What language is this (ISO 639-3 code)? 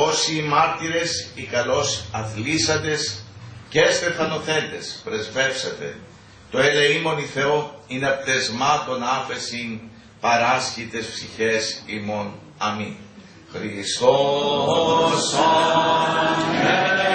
ell